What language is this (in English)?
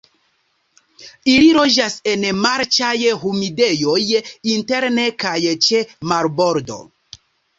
Esperanto